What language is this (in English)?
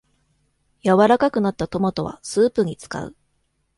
Japanese